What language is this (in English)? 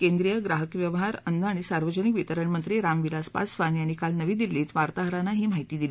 Marathi